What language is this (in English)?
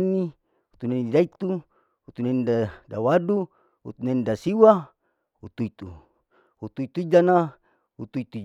Larike-Wakasihu